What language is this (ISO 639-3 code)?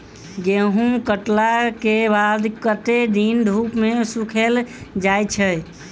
mai